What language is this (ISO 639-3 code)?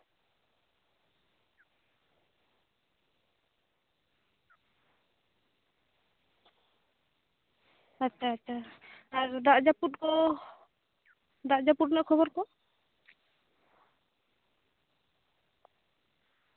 sat